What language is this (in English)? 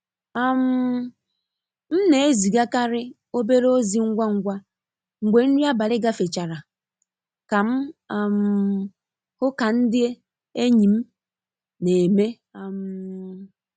Igbo